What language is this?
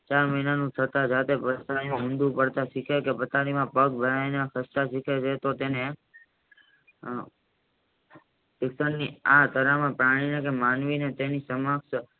Gujarati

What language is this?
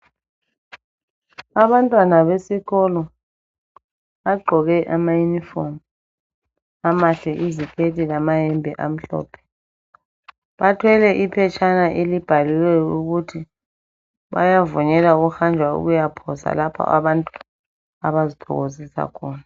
North Ndebele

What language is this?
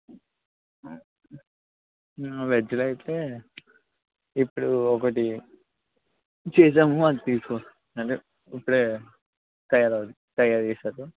Telugu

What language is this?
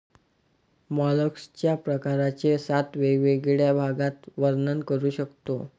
Marathi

